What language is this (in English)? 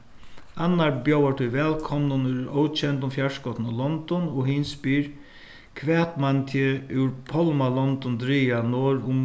Faroese